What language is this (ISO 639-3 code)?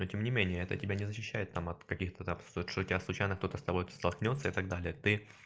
rus